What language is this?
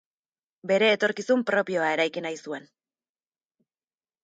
Basque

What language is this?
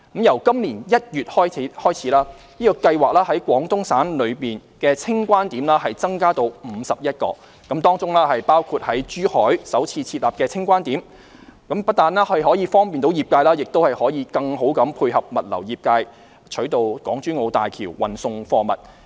Cantonese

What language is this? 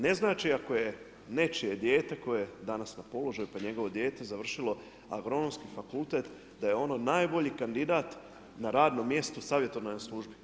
Croatian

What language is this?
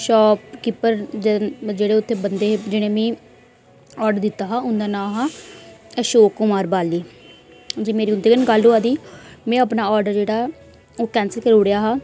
Dogri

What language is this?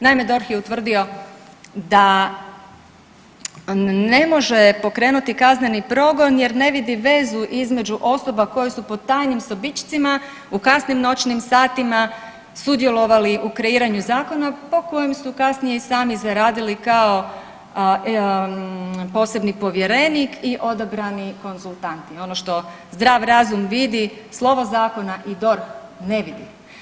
Croatian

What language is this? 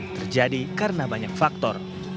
Indonesian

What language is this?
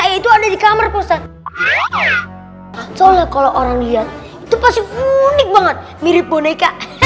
Indonesian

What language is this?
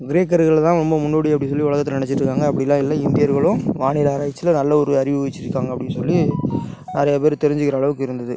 Tamil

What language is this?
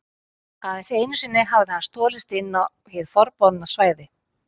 Icelandic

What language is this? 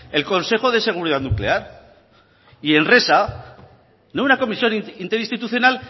Spanish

